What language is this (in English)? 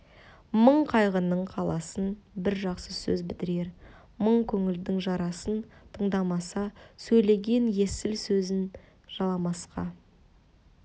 Kazakh